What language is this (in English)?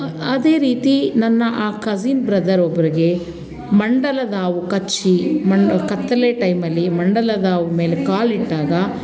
Kannada